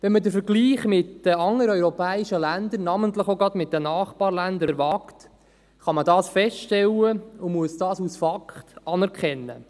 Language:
Swiss German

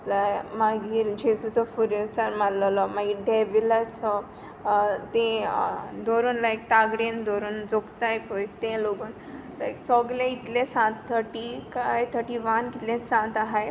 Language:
Konkani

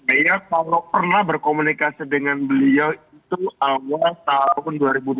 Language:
Indonesian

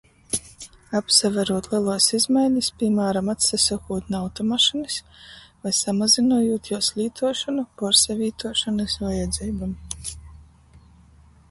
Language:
Latgalian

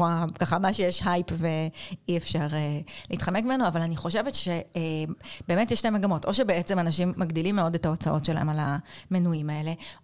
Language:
Hebrew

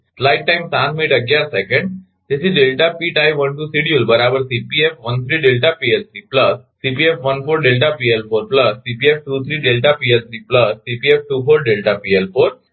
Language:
Gujarati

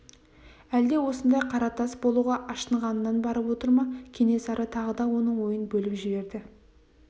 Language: Kazakh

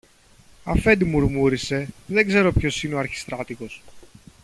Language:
Greek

